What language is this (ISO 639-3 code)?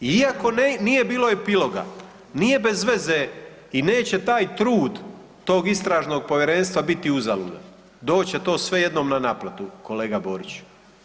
hrv